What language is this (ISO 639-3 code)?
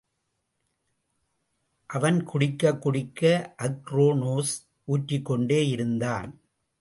tam